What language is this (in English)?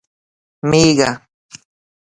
Pashto